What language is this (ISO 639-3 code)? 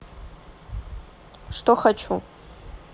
rus